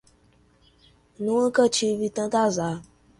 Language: Portuguese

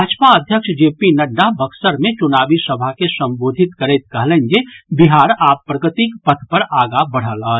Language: Maithili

